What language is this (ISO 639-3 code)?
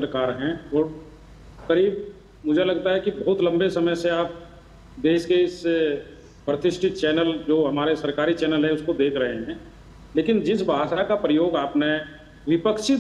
hin